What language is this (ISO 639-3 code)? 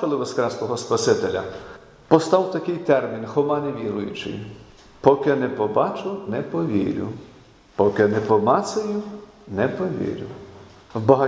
ukr